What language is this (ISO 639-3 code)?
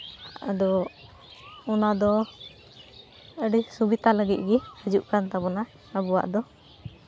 sat